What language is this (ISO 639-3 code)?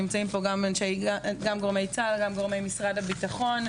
heb